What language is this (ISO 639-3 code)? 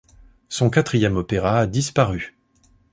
fra